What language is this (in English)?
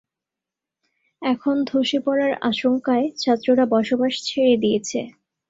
Bangla